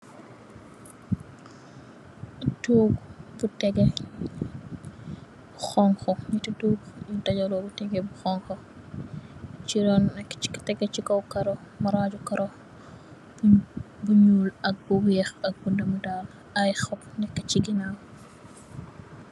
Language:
Wolof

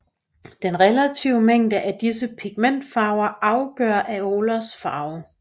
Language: Danish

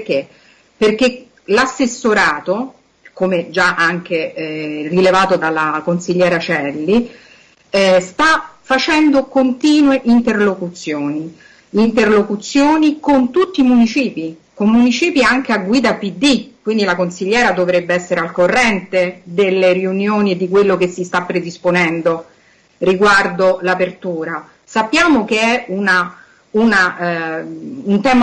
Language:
Italian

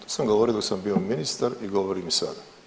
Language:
Croatian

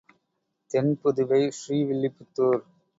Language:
Tamil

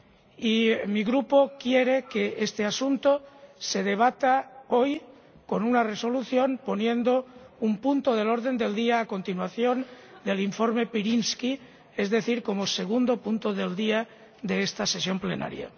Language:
Spanish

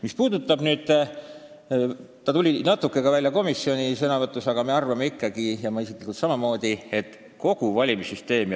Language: Estonian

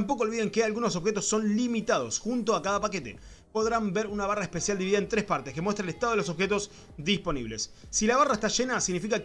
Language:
Spanish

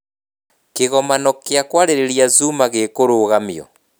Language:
Kikuyu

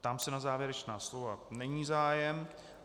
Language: Czech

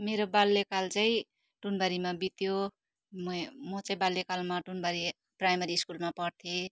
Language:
Nepali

